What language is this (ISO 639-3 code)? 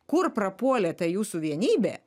lit